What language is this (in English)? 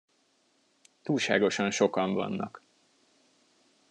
Hungarian